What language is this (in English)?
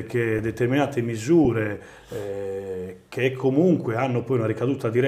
Italian